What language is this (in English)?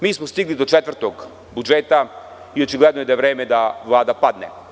Serbian